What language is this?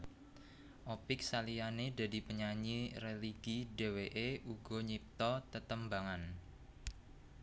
Javanese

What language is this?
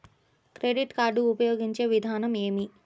Telugu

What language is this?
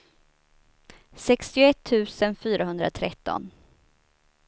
Swedish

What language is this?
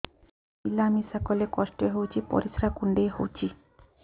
Odia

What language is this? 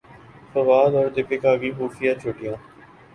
Urdu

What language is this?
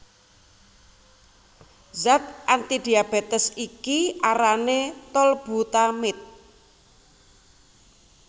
Javanese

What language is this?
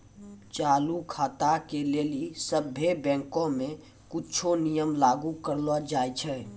Maithili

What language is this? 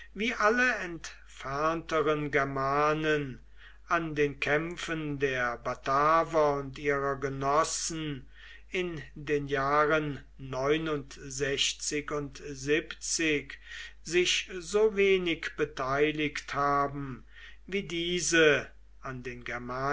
German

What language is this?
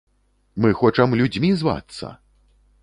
Belarusian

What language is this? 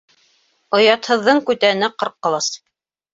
Bashkir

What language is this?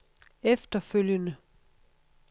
Danish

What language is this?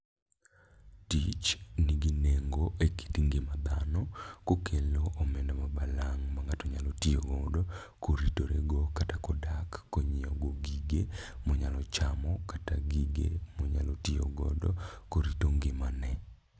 Luo (Kenya and Tanzania)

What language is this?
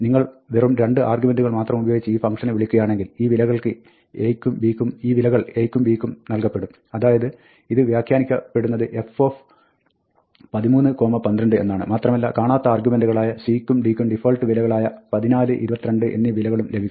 Malayalam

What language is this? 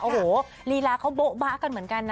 Thai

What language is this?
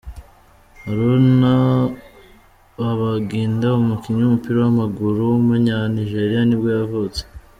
Kinyarwanda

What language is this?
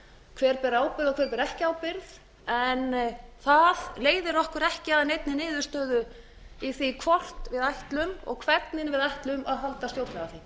Icelandic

